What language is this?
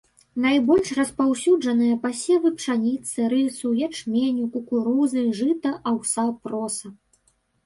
Belarusian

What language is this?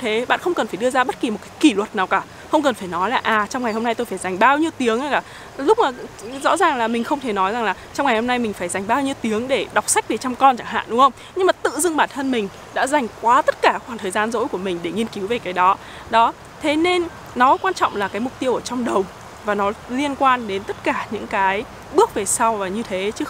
Vietnamese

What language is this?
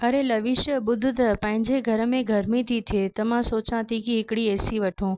Sindhi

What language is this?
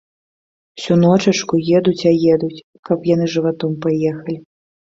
Belarusian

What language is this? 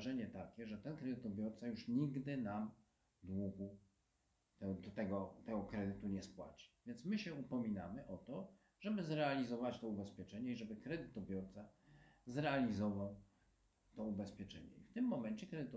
Polish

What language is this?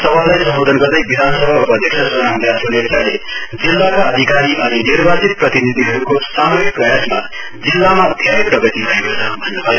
Nepali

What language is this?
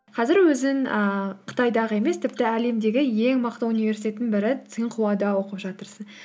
Kazakh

